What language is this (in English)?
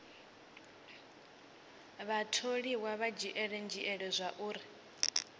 Venda